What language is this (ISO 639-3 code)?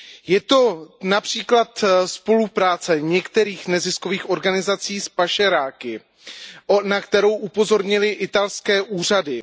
ces